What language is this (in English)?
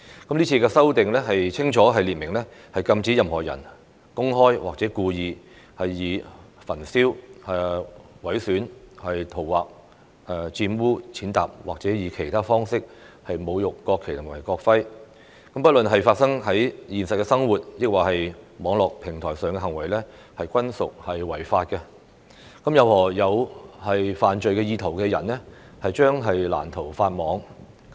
Cantonese